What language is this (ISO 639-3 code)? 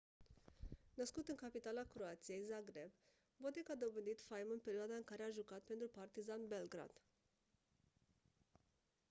ron